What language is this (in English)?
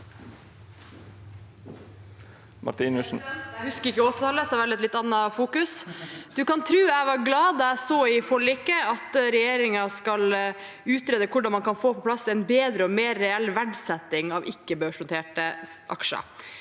Norwegian